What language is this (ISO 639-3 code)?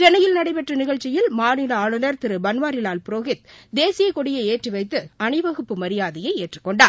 tam